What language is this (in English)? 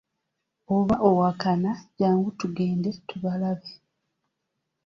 Ganda